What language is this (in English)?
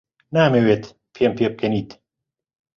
Central Kurdish